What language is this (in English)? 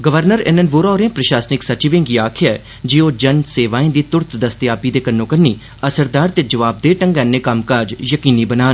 Dogri